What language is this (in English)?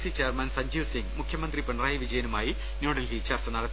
Malayalam